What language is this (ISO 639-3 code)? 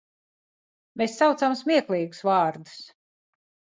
lav